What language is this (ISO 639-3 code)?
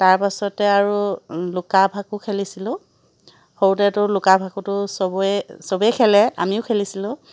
asm